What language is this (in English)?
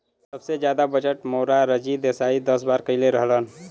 Bhojpuri